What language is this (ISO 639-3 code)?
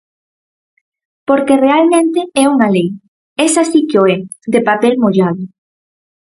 glg